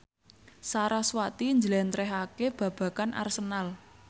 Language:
Javanese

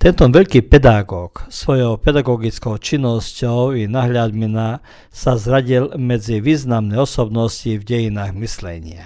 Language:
Croatian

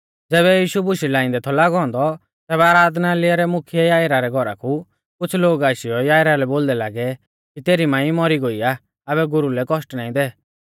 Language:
Mahasu Pahari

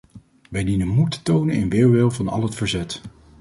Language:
Dutch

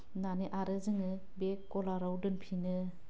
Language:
Bodo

